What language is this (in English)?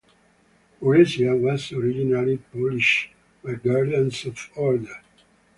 English